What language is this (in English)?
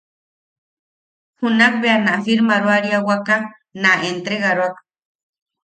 Yaqui